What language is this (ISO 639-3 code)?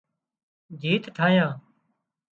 kxp